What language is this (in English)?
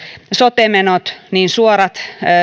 Finnish